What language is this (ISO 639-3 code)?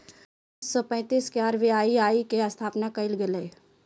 mag